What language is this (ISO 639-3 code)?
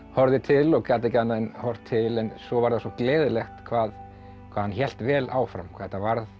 isl